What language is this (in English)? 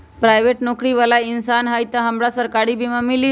Magahi